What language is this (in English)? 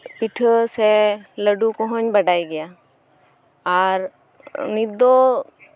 Santali